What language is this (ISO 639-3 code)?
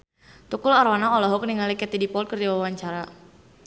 sun